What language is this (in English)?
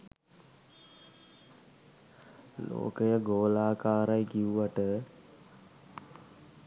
Sinhala